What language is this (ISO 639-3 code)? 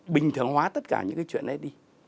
vie